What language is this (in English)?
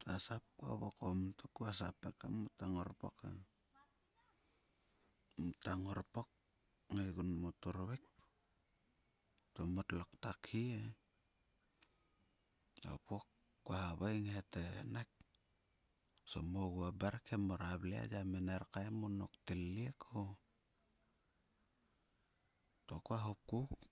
Sulka